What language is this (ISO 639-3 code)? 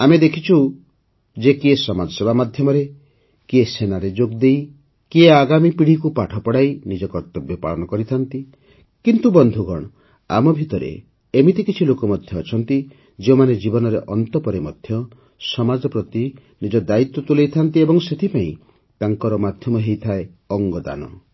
ori